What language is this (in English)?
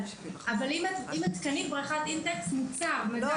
Hebrew